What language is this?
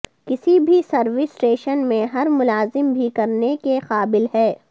Urdu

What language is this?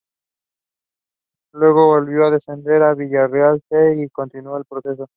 Spanish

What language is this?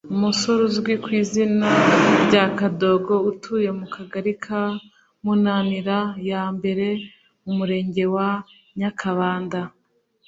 Kinyarwanda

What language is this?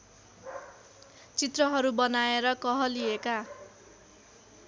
Nepali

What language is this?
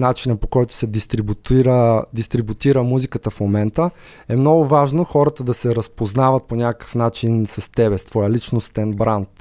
Bulgarian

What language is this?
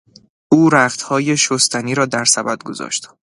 Persian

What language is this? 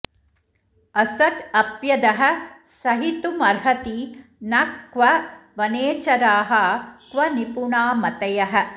Sanskrit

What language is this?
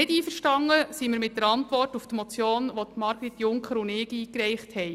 Swiss German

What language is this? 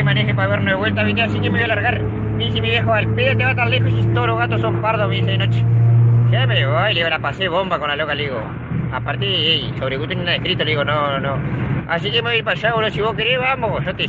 Spanish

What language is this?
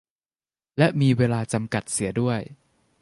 Thai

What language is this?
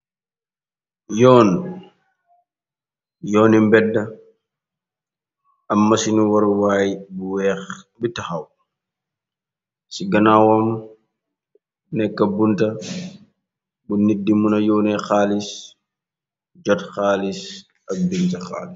Wolof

